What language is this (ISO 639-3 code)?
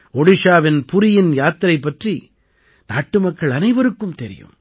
tam